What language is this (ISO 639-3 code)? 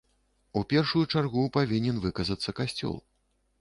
bel